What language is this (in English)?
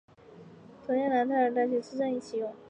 Chinese